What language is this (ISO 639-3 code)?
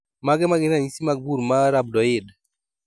luo